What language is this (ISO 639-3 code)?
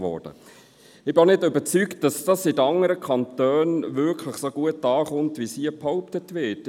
gsw